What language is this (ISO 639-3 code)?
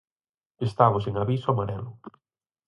glg